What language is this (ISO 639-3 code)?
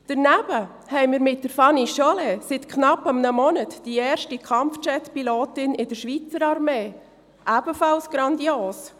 gsw